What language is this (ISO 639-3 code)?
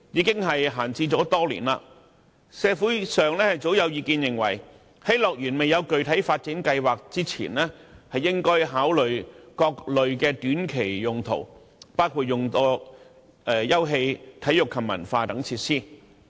yue